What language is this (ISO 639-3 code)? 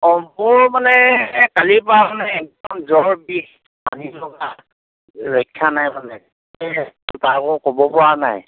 asm